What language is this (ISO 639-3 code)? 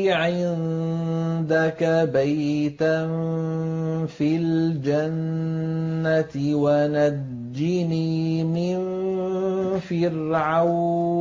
ara